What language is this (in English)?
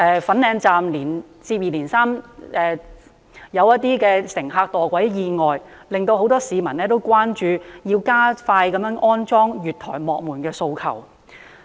Cantonese